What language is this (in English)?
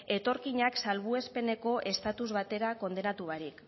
Basque